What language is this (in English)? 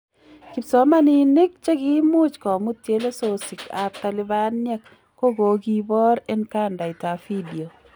Kalenjin